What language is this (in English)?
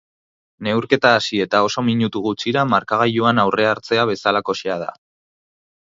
Basque